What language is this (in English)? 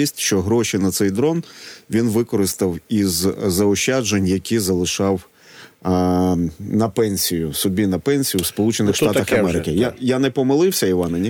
Ukrainian